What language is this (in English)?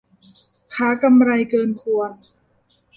Thai